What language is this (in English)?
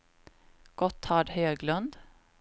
Swedish